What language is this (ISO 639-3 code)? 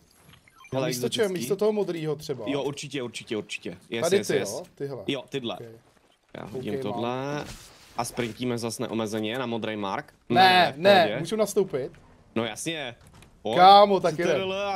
ces